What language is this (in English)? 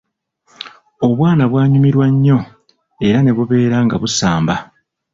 Ganda